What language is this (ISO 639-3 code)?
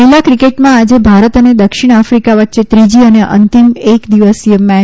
guj